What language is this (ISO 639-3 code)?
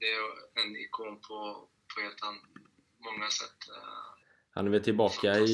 swe